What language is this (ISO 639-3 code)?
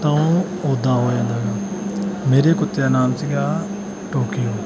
pan